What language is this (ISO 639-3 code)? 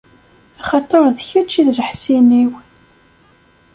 kab